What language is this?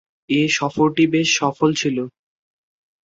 Bangla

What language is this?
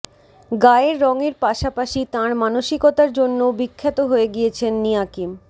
Bangla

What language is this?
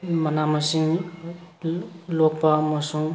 Manipuri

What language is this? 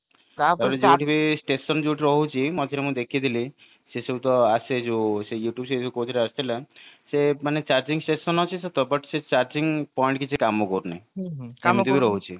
Odia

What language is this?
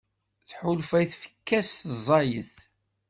Kabyle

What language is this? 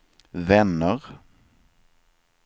Swedish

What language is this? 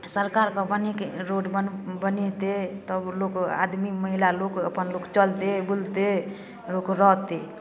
Maithili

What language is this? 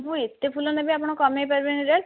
Odia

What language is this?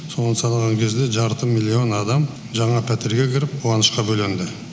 Kazakh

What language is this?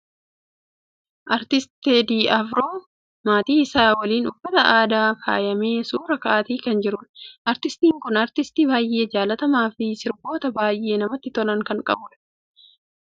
Oromo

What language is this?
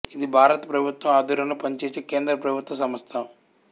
Telugu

